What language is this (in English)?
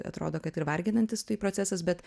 Lithuanian